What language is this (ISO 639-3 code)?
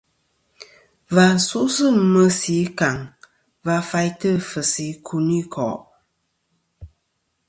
bkm